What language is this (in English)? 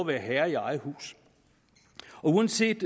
Danish